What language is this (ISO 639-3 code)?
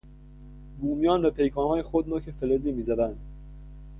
fas